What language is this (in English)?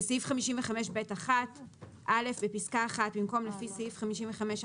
Hebrew